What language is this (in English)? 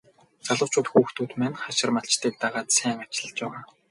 Mongolian